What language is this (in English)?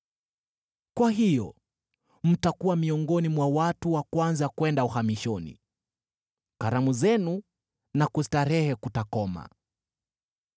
Swahili